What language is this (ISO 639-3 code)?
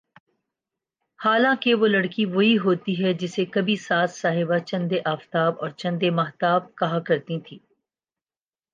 urd